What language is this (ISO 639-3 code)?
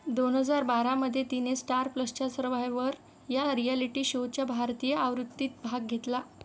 mar